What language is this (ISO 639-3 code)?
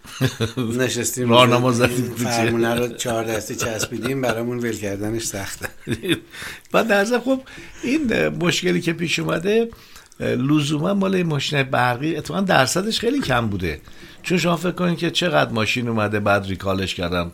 fas